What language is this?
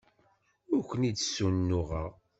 Kabyle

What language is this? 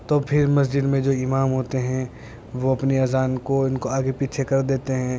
Urdu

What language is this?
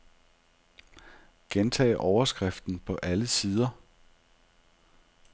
Danish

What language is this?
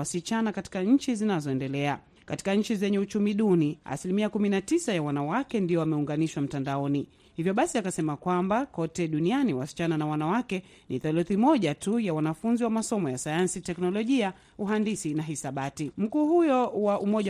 Swahili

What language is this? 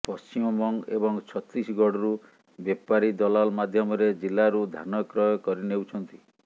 Odia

